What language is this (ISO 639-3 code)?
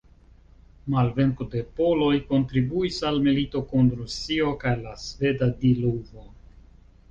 epo